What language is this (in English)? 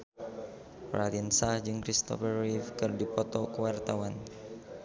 Sundanese